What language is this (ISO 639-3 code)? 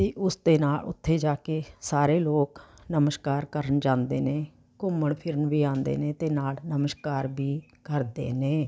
pan